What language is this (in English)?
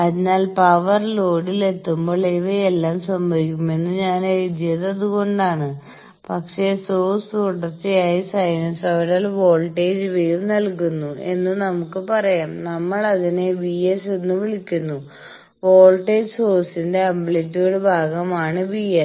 Malayalam